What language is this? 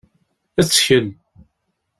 Kabyle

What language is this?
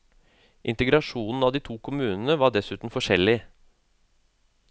Norwegian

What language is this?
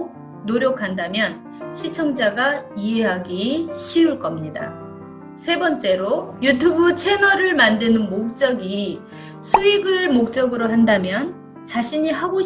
Korean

